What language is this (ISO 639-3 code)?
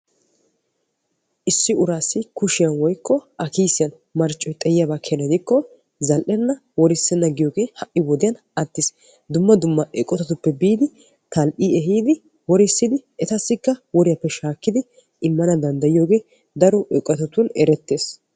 wal